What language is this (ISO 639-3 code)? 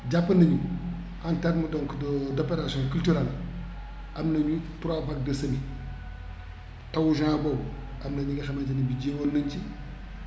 wol